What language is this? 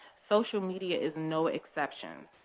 English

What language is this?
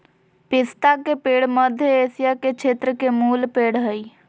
Magahi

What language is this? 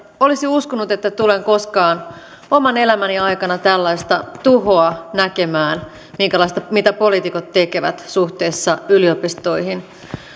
Finnish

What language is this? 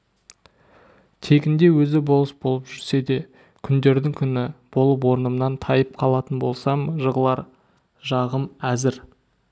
Kazakh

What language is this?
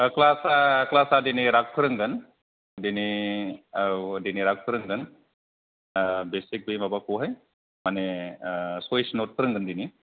Bodo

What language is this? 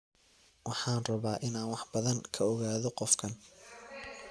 Somali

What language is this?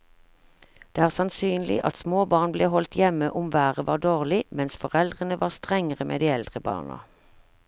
Norwegian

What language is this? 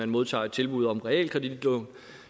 Danish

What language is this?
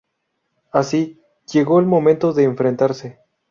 Spanish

